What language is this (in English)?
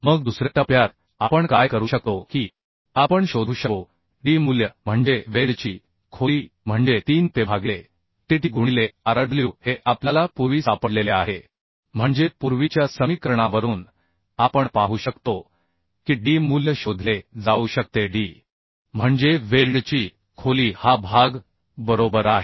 Marathi